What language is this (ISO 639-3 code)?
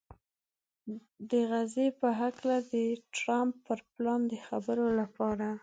pus